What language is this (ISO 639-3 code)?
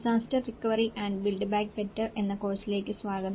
mal